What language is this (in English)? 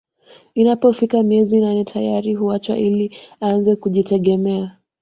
Swahili